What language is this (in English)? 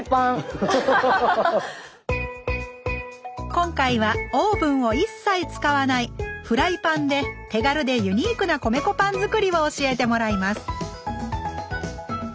Japanese